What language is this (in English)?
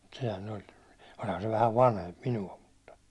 Finnish